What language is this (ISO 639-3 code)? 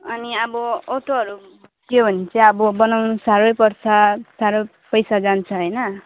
nep